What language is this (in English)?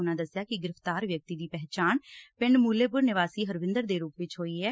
Punjabi